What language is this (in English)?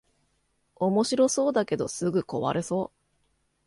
Japanese